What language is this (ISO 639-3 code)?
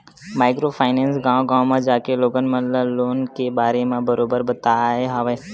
hne